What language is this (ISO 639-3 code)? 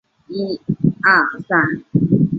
zho